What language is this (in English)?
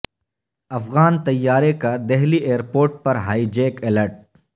Urdu